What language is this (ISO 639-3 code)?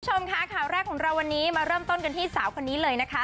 tha